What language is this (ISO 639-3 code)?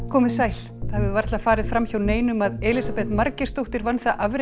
isl